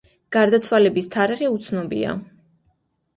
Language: Georgian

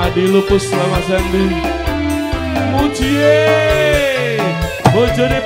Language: Indonesian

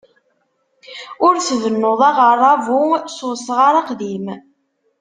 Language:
Kabyle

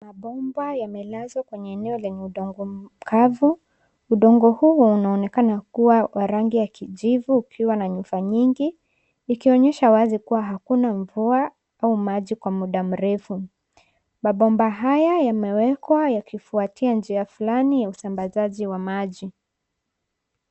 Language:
Swahili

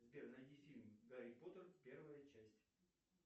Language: Russian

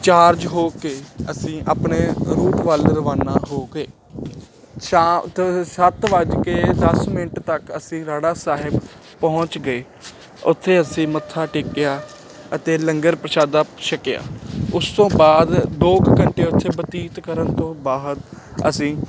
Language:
Punjabi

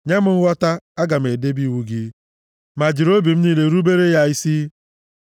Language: Igbo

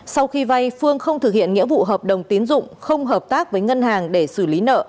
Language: Vietnamese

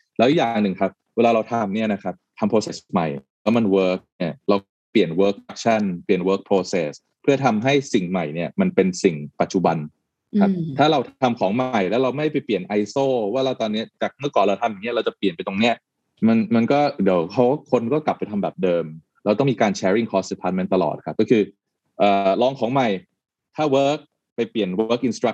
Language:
Thai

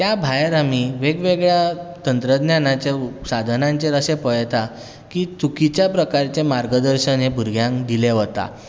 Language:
Konkani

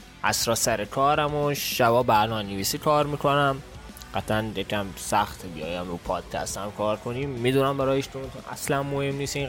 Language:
Persian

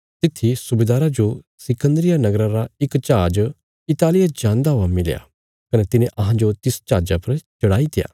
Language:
Bilaspuri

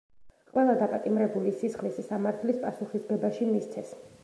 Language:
Georgian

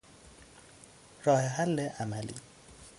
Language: Persian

